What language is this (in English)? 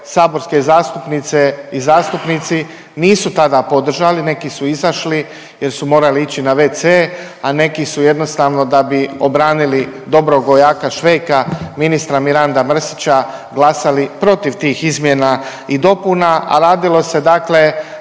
Croatian